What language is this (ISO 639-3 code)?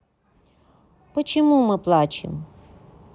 rus